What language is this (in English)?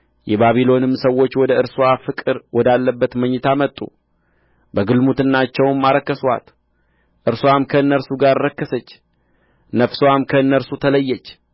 Amharic